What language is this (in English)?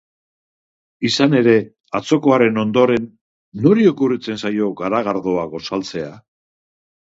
Basque